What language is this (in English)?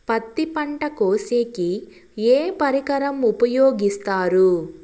Telugu